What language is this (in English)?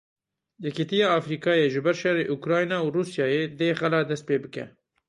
Kurdish